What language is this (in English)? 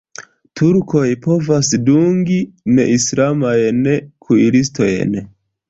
Esperanto